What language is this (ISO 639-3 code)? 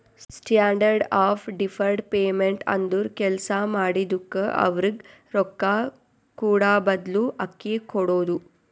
kan